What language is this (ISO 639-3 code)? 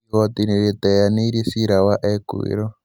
kik